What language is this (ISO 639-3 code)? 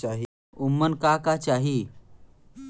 bho